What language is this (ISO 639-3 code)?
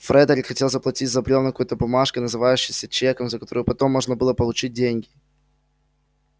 rus